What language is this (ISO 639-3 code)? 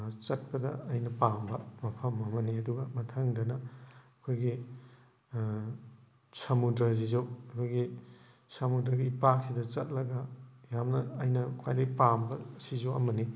mni